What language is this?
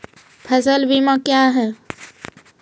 Maithili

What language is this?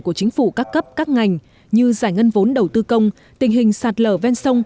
Vietnamese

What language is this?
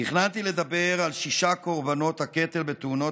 Hebrew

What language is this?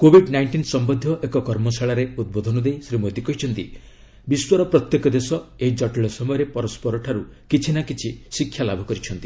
Odia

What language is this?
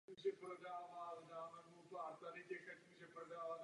Czech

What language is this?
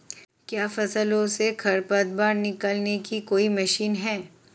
Hindi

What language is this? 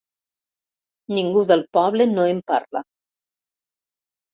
Catalan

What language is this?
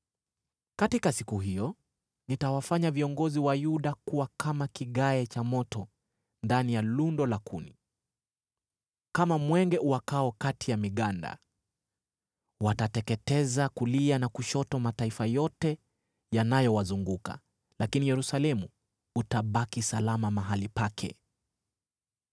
Swahili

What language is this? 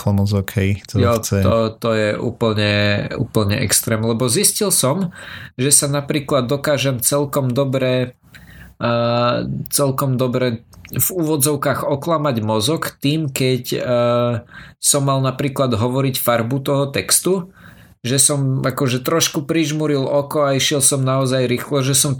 Slovak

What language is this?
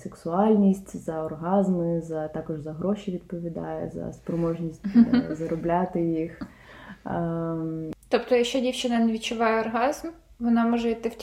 Ukrainian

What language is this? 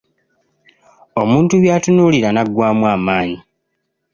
Ganda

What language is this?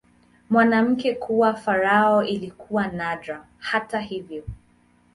Swahili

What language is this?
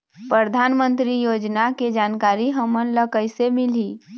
Chhattisgarhi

